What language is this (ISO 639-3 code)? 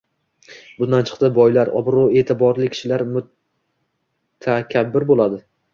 uzb